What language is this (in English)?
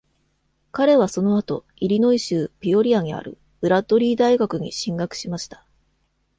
Japanese